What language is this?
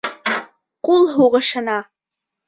Bashkir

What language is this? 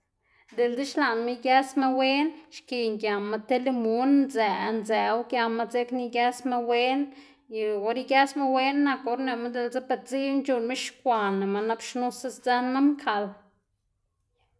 Xanaguía Zapotec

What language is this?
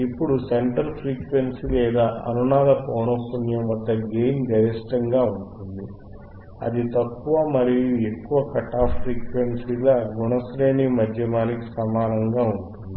Telugu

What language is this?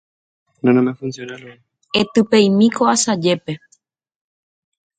Guarani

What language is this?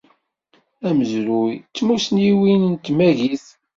Kabyle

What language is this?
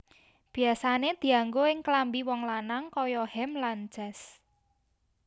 Javanese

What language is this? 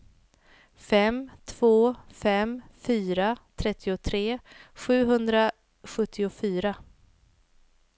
Swedish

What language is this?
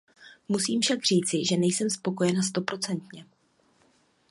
Czech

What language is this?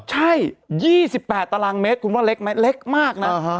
Thai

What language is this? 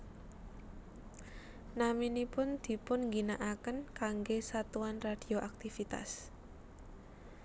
Javanese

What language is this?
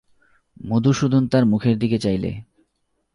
Bangla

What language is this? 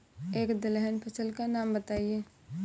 Hindi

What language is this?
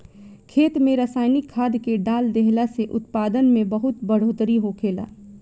Bhojpuri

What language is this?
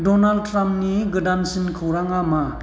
Bodo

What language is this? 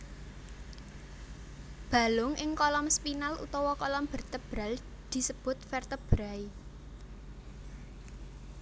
Javanese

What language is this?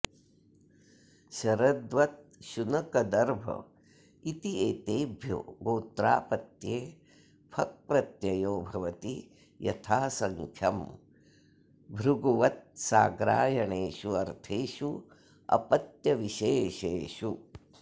Sanskrit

